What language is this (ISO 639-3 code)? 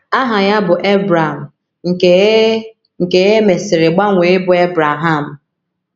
ibo